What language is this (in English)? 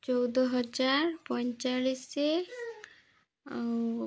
Odia